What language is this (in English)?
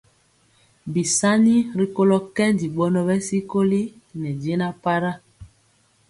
Mpiemo